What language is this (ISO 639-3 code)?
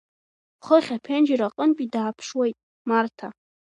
abk